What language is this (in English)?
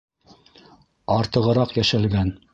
Bashkir